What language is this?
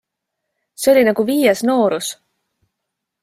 Estonian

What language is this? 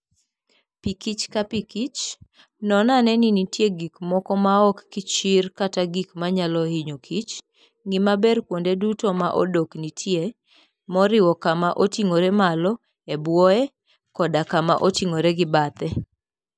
Luo (Kenya and Tanzania)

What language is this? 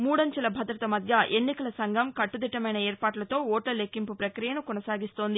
Telugu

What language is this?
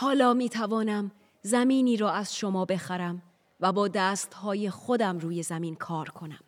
Persian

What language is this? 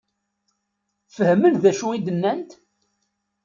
Kabyle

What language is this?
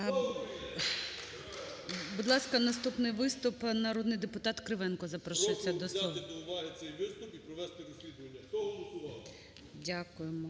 Ukrainian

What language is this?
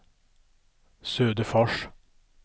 Swedish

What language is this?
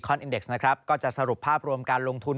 Thai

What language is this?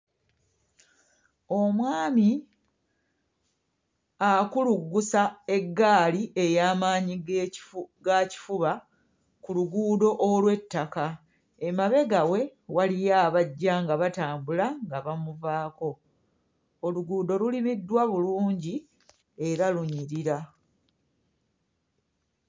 Ganda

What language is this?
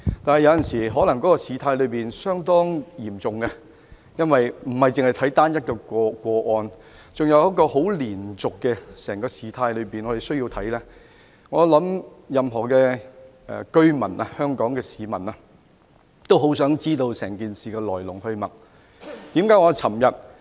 Cantonese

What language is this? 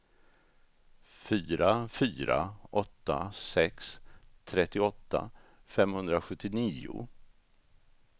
Swedish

